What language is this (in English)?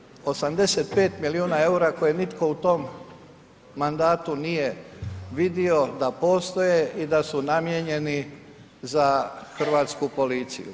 Croatian